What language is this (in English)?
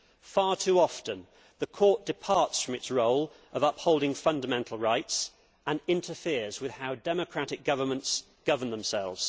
English